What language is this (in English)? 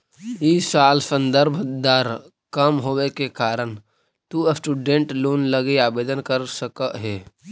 Magahi